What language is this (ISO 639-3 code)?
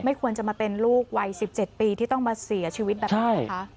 tha